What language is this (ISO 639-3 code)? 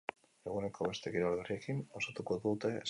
eus